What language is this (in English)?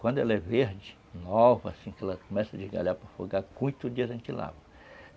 Portuguese